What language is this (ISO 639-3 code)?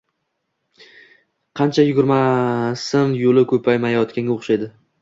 uzb